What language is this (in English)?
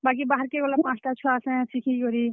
Odia